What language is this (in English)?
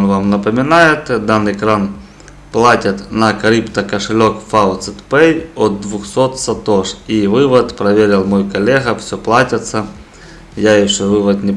Russian